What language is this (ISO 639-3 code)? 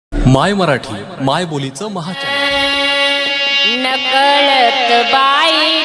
mar